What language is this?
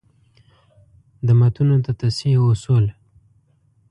Pashto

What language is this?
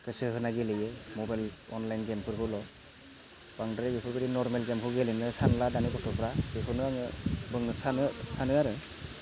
Bodo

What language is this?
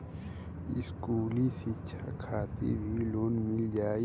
Bhojpuri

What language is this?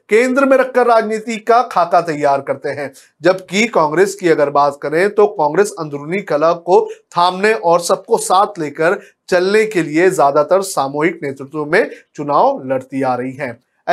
Hindi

